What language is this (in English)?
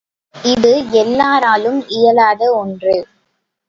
Tamil